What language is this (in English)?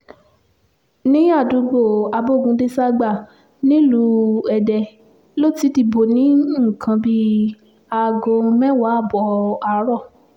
Yoruba